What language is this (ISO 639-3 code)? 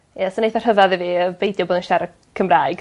cym